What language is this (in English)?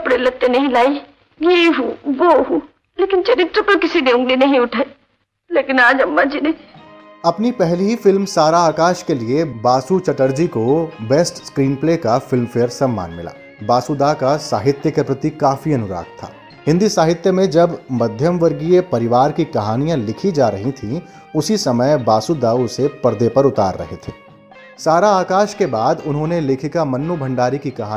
Hindi